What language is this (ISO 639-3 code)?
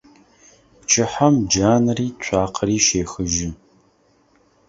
ady